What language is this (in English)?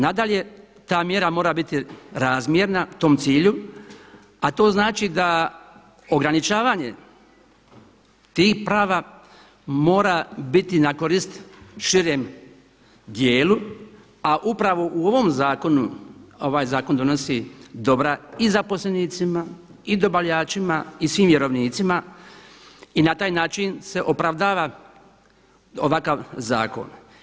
Croatian